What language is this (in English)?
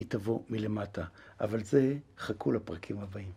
Hebrew